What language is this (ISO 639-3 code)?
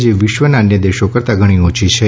guj